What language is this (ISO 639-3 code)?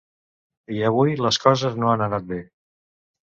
cat